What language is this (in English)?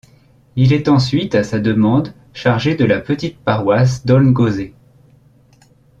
French